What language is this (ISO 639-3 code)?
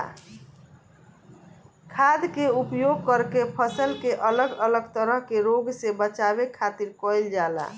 bho